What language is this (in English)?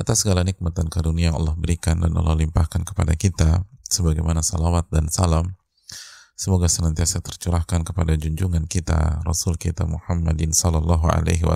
Indonesian